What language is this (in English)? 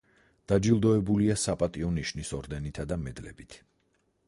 Georgian